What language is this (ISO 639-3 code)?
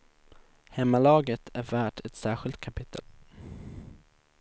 swe